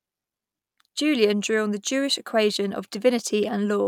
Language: English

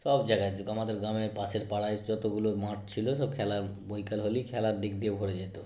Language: Bangla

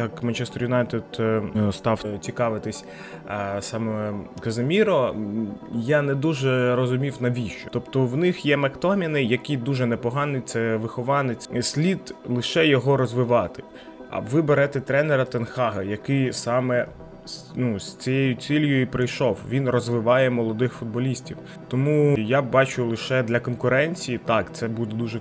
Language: Ukrainian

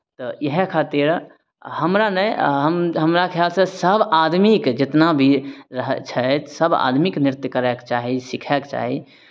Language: Maithili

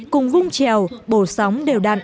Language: Vietnamese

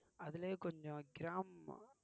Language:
Tamil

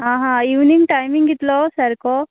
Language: Konkani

